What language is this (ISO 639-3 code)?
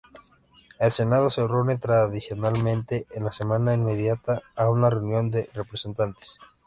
spa